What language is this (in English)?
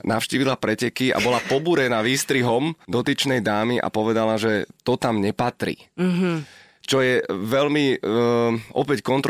Slovak